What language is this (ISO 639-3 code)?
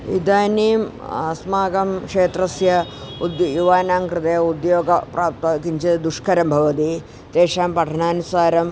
san